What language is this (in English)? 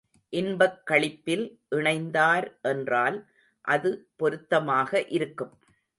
Tamil